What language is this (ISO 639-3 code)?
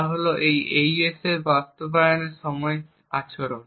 ben